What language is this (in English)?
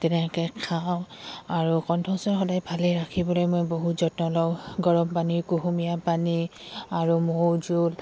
Assamese